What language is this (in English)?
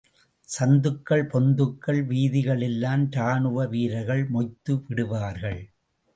Tamil